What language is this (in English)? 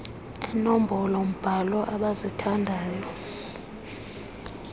Xhosa